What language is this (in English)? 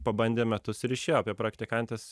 Lithuanian